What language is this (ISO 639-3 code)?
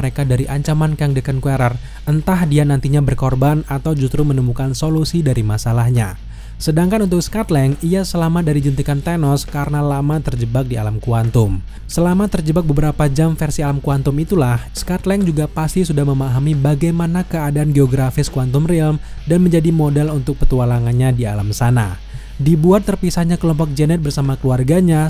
ind